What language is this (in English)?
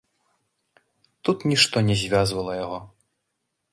Belarusian